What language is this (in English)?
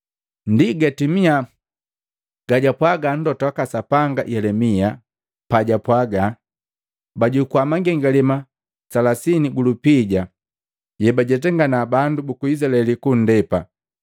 Matengo